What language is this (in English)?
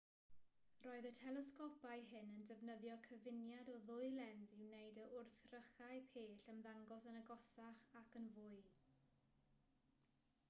Welsh